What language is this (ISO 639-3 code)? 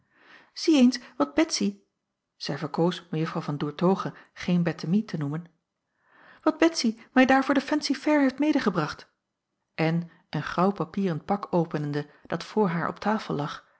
nld